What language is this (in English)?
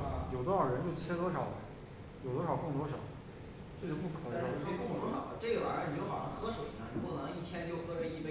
Chinese